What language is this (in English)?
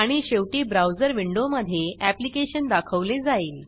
Marathi